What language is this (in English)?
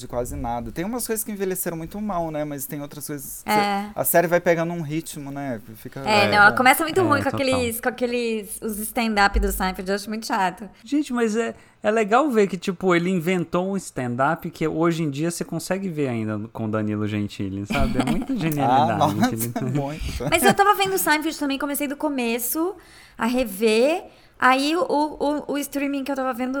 Portuguese